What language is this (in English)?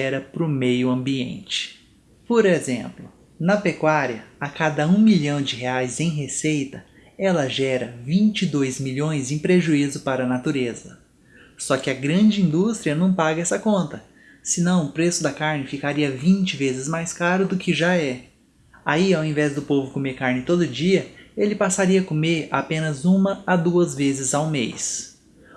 Portuguese